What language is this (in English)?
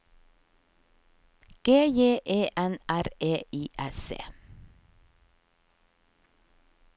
Norwegian